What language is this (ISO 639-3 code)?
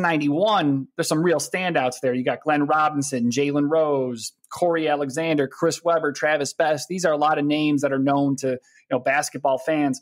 eng